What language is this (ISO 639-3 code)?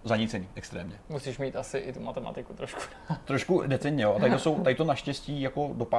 ces